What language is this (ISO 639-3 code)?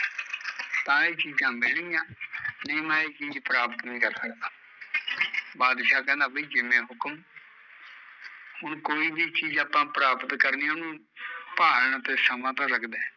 pan